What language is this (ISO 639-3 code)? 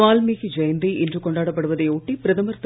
tam